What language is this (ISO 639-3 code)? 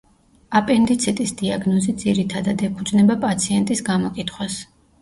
kat